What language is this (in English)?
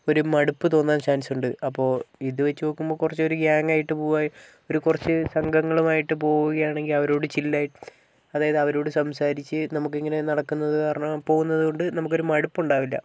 Malayalam